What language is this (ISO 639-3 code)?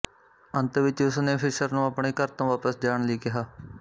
pan